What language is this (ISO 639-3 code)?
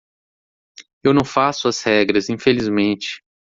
por